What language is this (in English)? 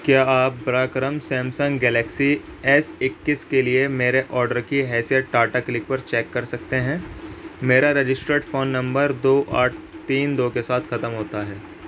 Urdu